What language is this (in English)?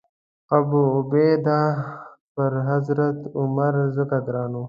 Pashto